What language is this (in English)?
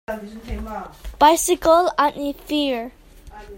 Hakha Chin